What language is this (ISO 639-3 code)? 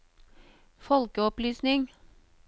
nor